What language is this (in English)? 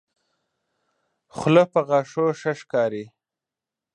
Pashto